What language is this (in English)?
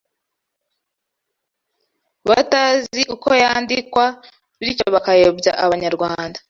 Kinyarwanda